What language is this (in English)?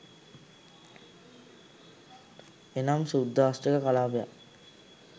Sinhala